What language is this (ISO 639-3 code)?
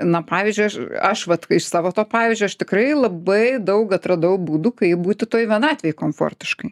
lit